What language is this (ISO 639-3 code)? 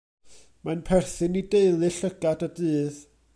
cym